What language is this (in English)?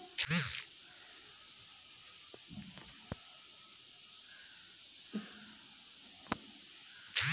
Bhojpuri